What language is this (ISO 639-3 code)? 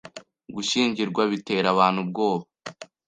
kin